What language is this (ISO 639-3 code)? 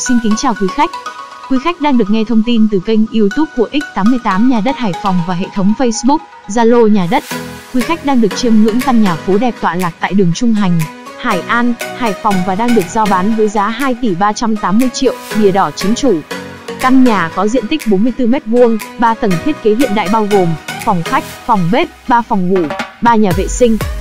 vie